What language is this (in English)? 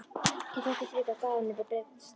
Icelandic